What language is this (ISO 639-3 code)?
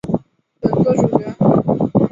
zho